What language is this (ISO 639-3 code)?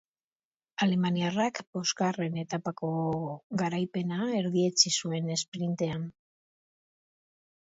eus